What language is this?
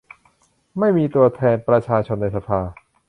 Thai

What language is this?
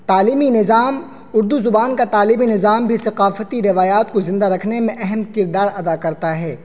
Urdu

